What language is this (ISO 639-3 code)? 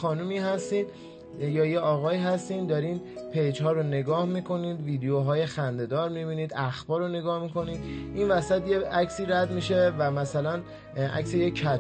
fas